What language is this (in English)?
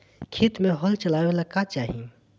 Bhojpuri